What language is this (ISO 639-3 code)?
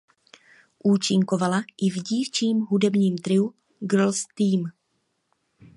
ces